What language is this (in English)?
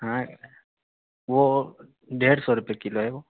Urdu